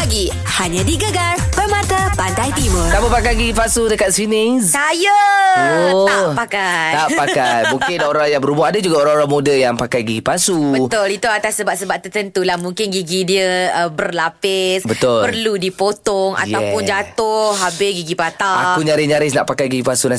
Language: Malay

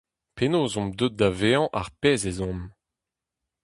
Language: Breton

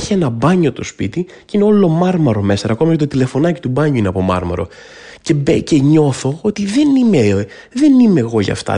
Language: Greek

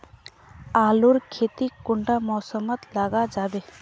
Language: Magahi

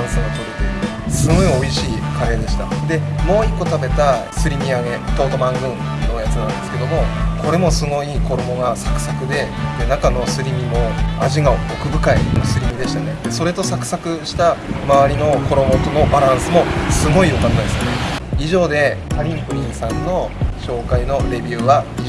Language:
Japanese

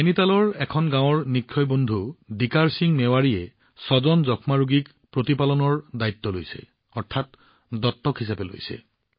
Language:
Assamese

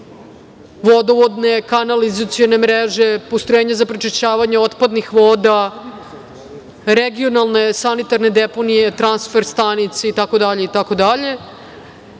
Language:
Serbian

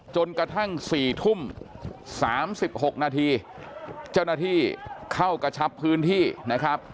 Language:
Thai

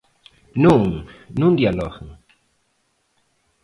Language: Galician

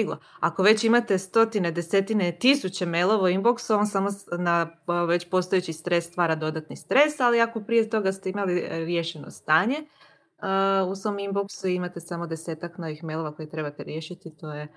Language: Croatian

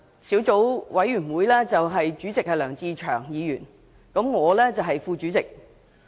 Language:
Cantonese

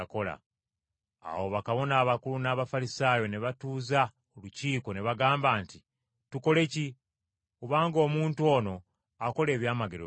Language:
Ganda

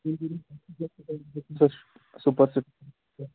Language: Kashmiri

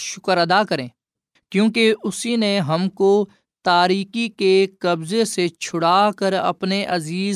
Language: Urdu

